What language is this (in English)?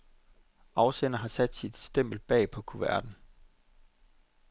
Danish